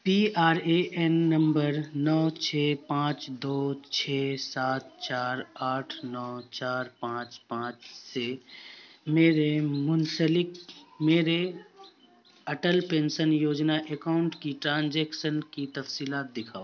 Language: Urdu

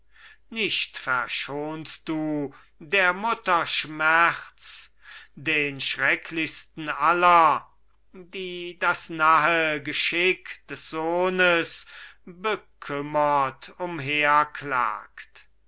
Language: German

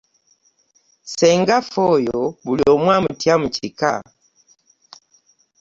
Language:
Ganda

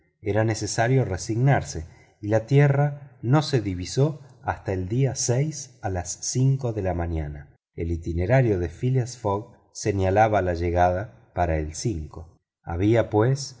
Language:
Spanish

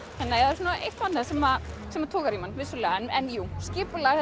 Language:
Icelandic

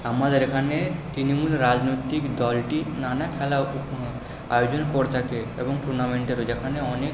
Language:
Bangla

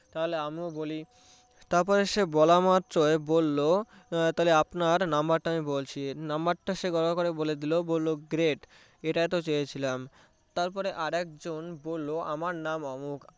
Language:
Bangla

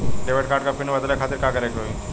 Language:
Bhojpuri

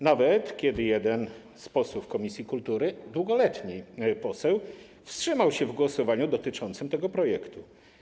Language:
Polish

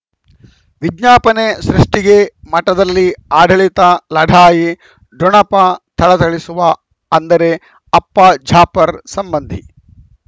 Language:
Kannada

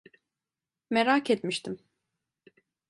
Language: Turkish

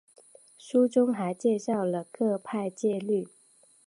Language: Chinese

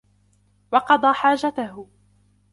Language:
Arabic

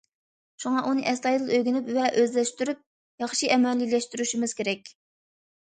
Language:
Uyghur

